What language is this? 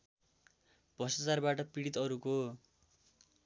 Nepali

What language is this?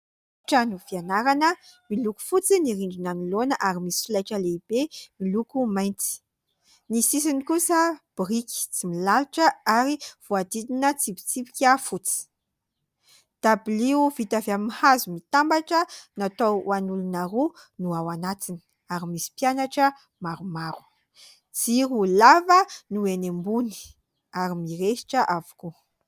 Malagasy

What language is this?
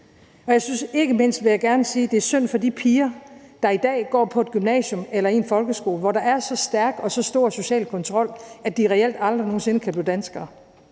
Danish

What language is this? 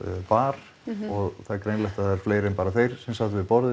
Icelandic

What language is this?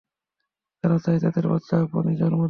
Bangla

